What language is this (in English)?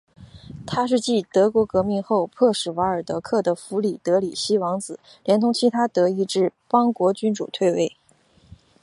Chinese